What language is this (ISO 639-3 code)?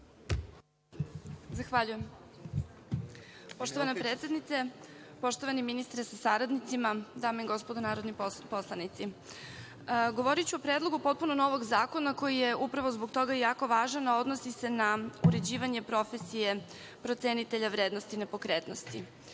srp